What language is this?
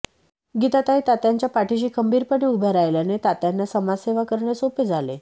Marathi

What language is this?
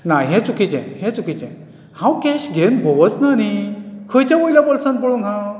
Konkani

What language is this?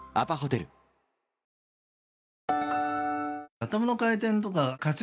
Japanese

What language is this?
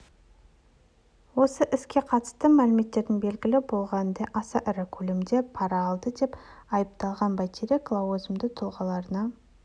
Kazakh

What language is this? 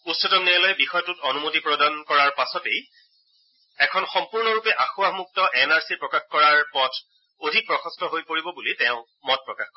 Assamese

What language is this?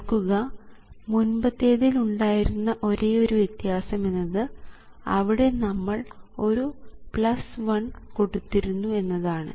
Malayalam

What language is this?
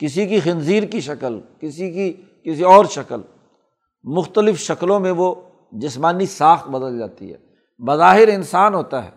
Urdu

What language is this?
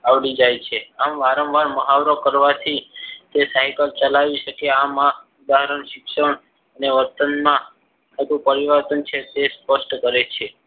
Gujarati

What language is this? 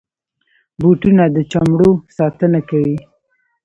Pashto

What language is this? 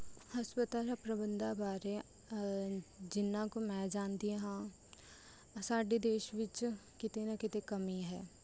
Punjabi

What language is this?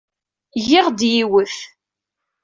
Kabyle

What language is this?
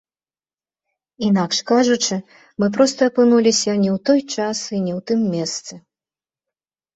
Belarusian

